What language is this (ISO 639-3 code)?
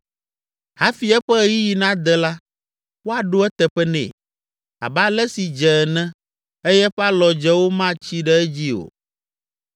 ewe